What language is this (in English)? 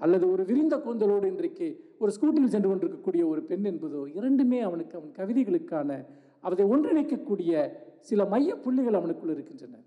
Indonesian